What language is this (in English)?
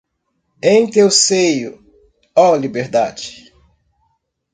Portuguese